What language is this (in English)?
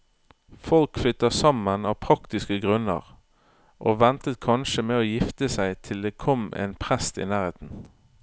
Norwegian